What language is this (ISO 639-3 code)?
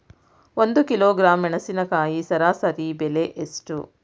kan